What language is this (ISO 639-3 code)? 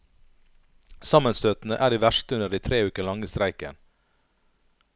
nor